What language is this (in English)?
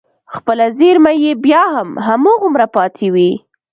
Pashto